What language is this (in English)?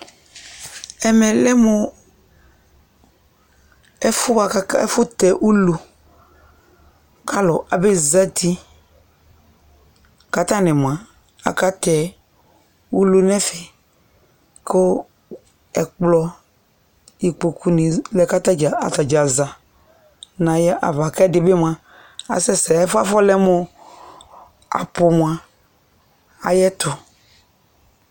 Ikposo